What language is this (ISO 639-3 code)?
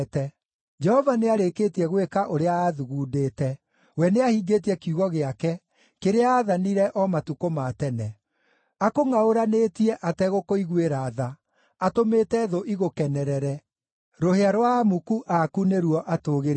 kik